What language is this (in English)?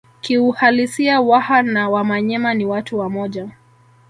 Swahili